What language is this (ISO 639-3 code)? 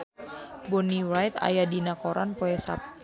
sun